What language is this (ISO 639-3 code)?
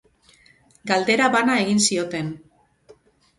eus